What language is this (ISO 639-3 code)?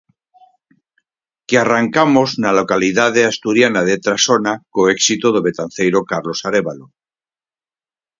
glg